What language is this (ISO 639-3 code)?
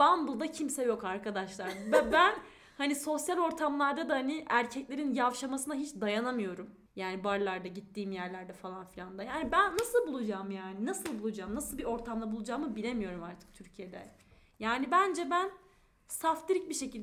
tur